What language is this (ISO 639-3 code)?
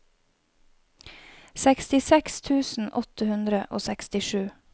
nor